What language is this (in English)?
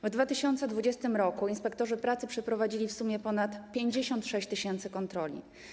Polish